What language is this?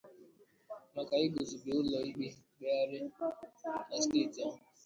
Igbo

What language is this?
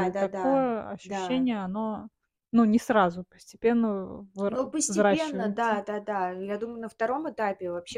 Russian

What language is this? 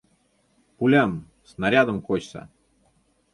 Mari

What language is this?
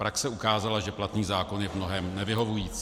Czech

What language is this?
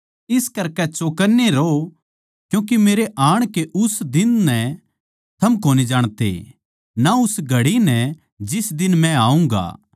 Haryanvi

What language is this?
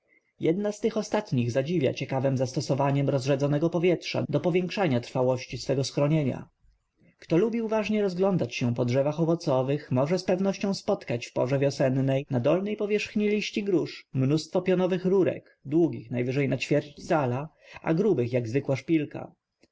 Polish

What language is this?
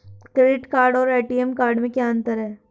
Hindi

